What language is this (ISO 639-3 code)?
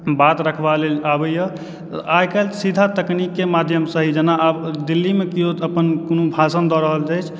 mai